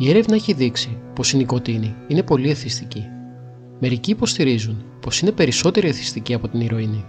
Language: Greek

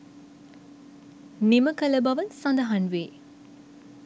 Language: Sinhala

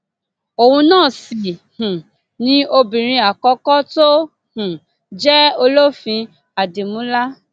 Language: Yoruba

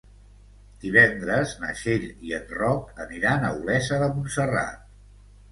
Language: Catalan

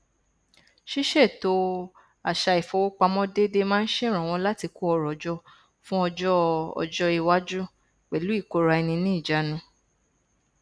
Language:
Yoruba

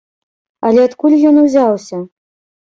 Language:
Belarusian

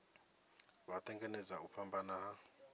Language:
Venda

